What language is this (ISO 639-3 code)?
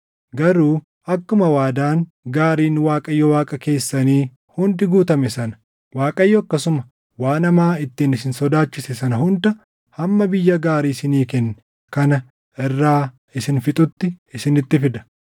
orm